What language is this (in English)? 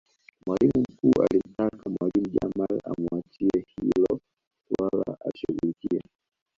Swahili